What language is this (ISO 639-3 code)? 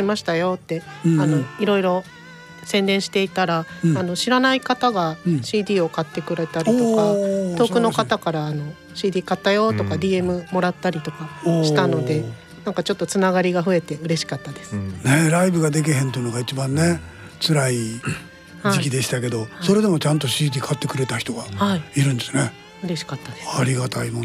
jpn